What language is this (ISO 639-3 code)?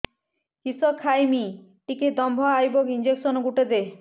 ori